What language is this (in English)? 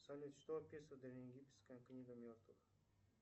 Russian